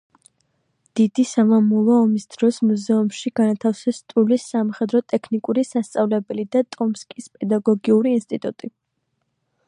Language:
Georgian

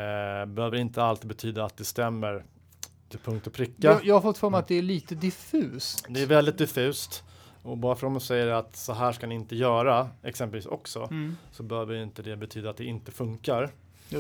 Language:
Swedish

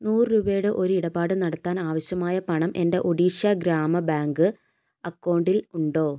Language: Malayalam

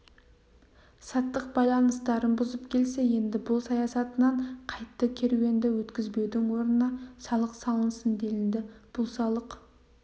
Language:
Kazakh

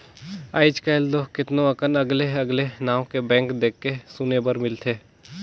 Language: Chhattisgarhi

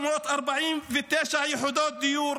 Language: Hebrew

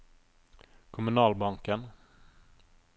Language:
Norwegian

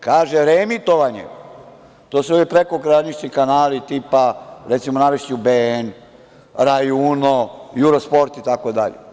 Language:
Serbian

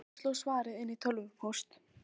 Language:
Icelandic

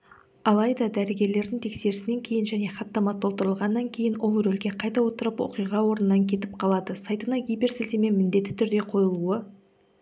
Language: Kazakh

